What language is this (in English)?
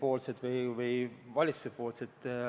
Estonian